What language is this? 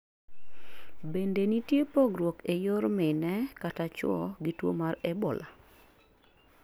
Luo (Kenya and Tanzania)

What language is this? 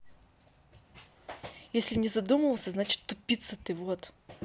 Russian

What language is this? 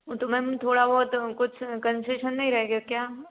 Hindi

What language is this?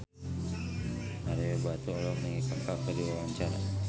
Sundanese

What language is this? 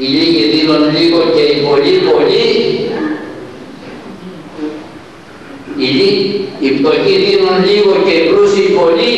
Greek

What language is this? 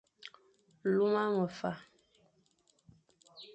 Fang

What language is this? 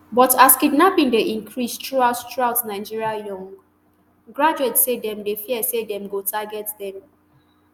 Nigerian Pidgin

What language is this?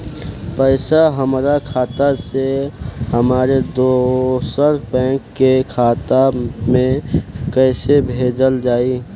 Bhojpuri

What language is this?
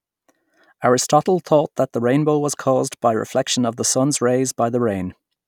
English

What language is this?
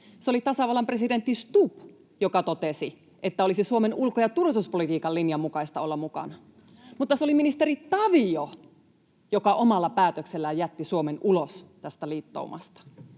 Finnish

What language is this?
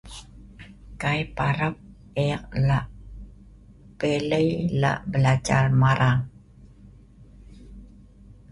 Sa'ban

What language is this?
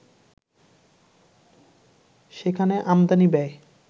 Bangla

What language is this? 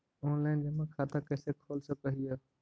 Magahi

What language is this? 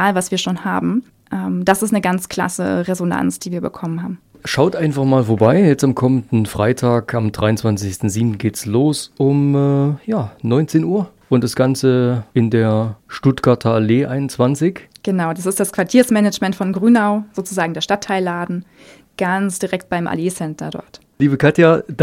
German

